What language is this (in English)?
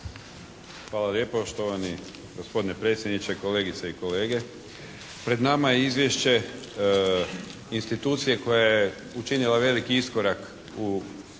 Croatian